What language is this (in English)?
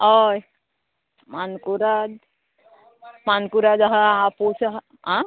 Konkani